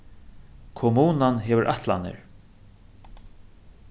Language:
Faroese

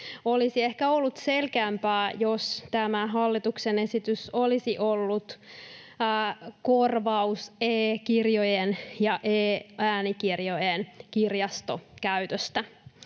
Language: Finnish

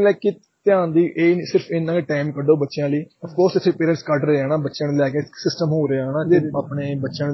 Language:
Punjabi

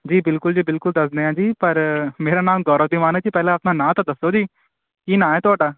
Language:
Punjabi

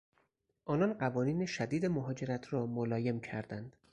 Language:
Persian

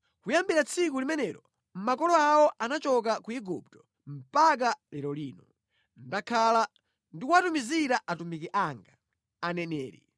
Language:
Nyanja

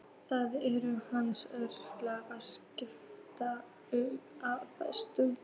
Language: Icelandic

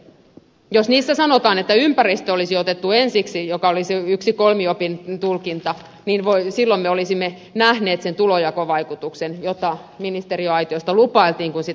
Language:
Finnish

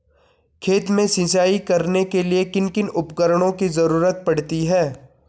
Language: Hindi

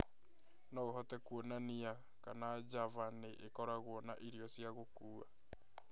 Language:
Kikuyu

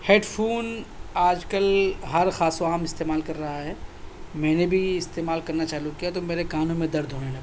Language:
Urdu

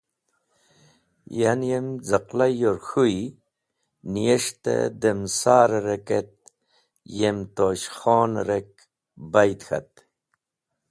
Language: Wakhi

